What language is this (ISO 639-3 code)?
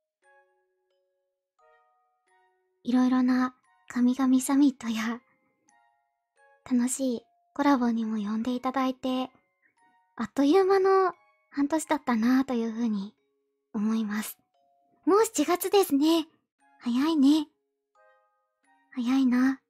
jpn